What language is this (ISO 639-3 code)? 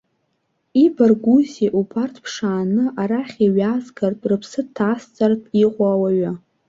abk